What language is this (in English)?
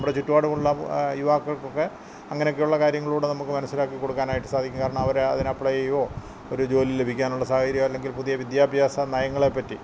Malayalam